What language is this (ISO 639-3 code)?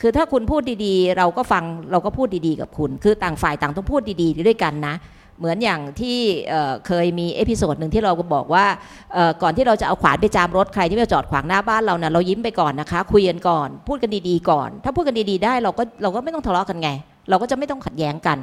tha